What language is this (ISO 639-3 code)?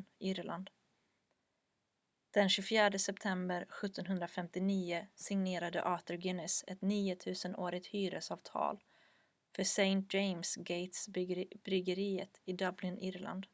swe